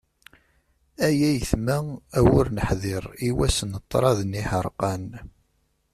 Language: Kabyle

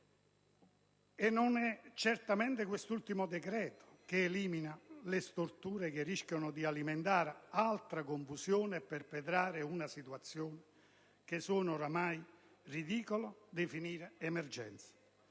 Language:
Italian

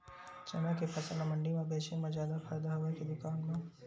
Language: Chhattisgarhi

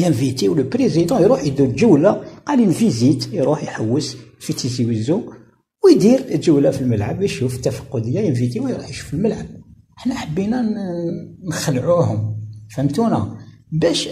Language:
Arabic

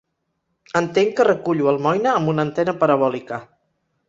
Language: Catalan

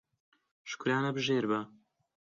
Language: Central Kurdish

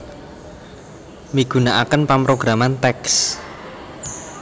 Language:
Javanese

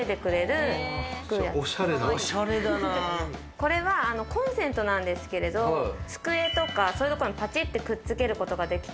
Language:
Japanese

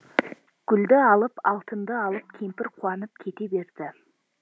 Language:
Kazakh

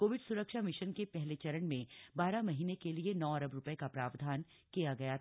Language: Hindi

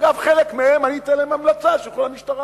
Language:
Hebrew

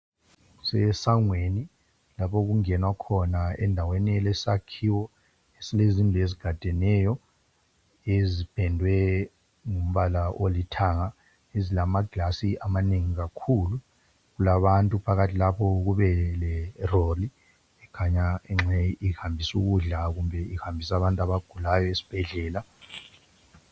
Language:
North Ndebele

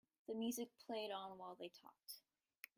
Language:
English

